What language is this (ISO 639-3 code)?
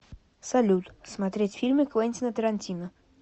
rus